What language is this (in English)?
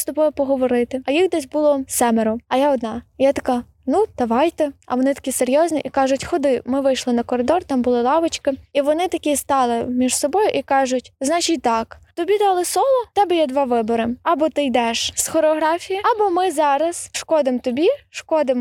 Ukrainian